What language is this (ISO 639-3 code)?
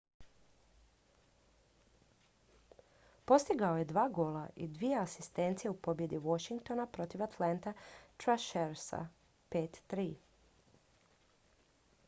hrv